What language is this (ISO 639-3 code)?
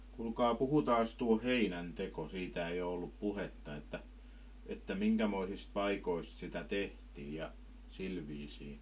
fin